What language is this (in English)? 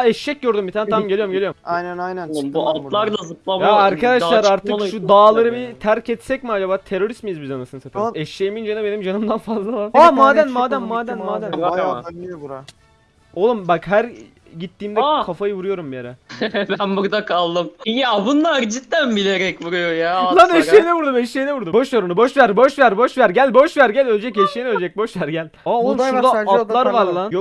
Turkish